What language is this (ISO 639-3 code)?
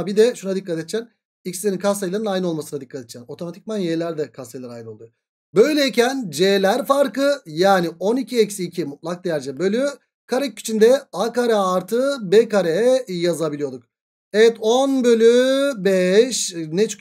tur